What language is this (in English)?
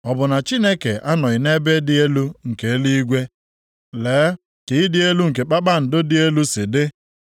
Igbo